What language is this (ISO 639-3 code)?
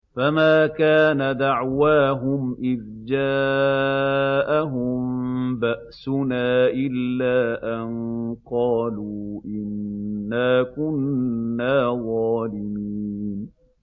ara